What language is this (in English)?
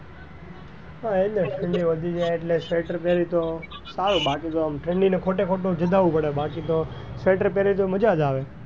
Gujarati